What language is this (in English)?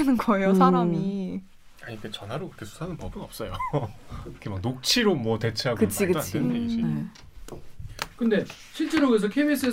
Korean